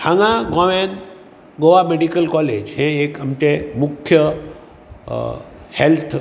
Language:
Konkani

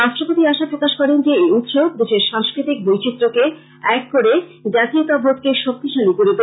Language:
Bangla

